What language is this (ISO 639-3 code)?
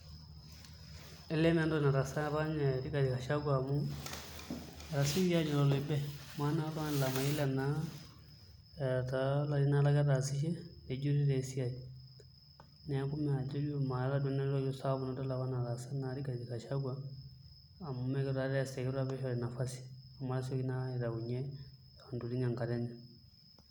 mas